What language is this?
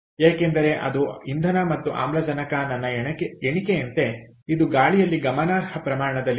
Kannada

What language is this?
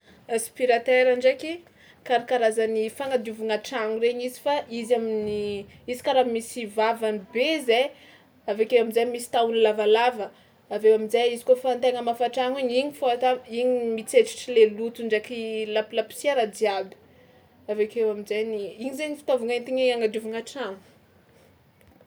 Tsimihety Malagasy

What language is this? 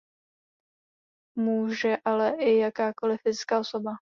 Czech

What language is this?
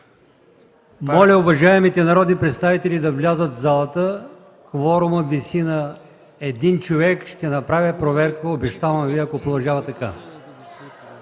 Bulgarian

